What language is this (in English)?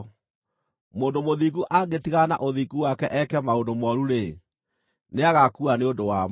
Kikuyu